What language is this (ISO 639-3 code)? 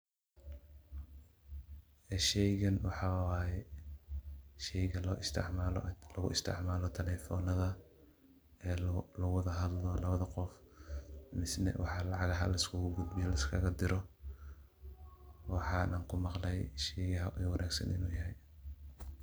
som